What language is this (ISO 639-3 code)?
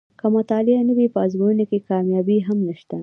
pus